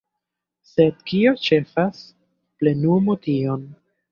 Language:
Esperanto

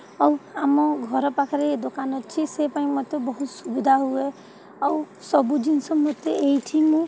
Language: Odia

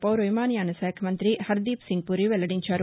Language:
Telugu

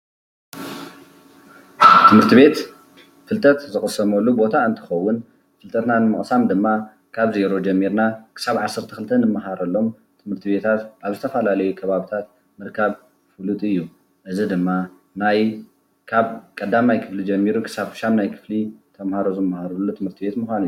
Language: Tigrinya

